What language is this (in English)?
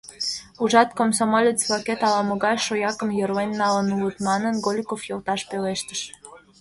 Mari